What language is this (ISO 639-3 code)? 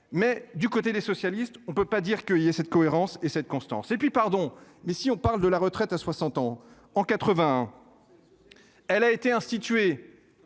fra